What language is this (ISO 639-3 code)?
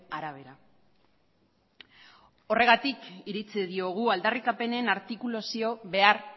eus